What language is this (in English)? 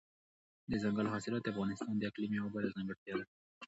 Pashto